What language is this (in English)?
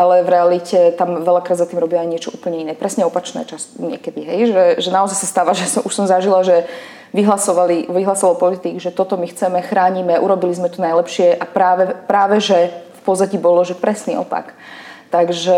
Slovak